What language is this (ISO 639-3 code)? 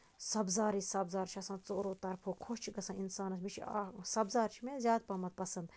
kas